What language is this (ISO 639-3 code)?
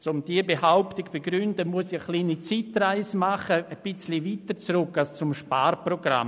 gsw